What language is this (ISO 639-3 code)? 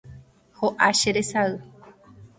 grn